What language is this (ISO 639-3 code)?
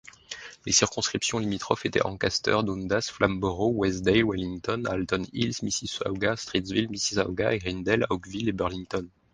fra